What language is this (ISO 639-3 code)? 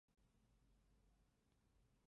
zho